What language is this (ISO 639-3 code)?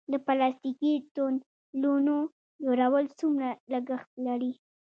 pus